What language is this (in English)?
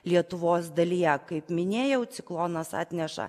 Lithuanian